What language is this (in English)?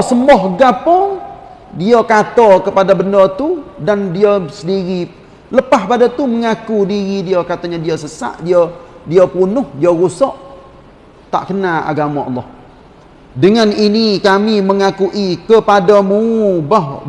Malay